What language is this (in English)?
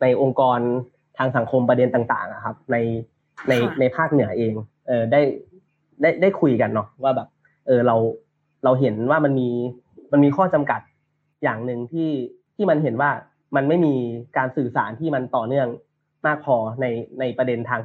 Thai